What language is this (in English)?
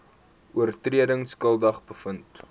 Afrikaans